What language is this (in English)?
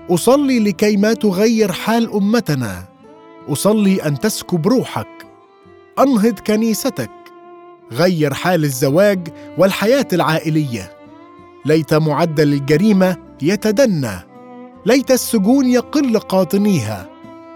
Arabic